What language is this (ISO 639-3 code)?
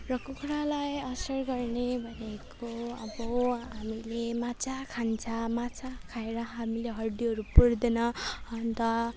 nep